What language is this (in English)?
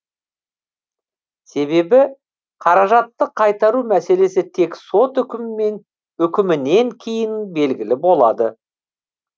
Kazakh